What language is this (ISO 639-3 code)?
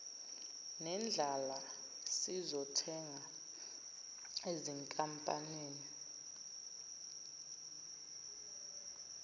zul